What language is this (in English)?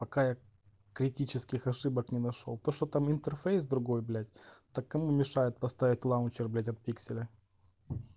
Russian